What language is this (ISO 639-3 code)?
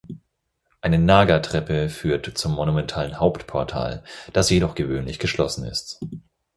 deu